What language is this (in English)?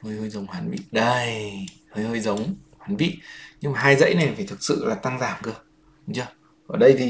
Vietnamese